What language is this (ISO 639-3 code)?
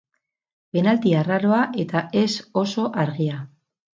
eus